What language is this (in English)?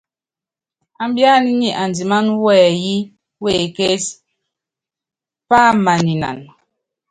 Yangben